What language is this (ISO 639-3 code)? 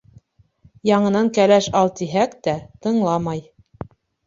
bak